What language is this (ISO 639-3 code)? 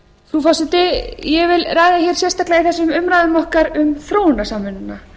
isl